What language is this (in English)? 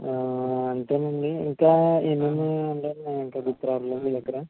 Telugu